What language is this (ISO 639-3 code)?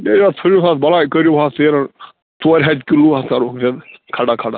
kas